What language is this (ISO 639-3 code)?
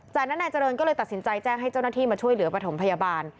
tha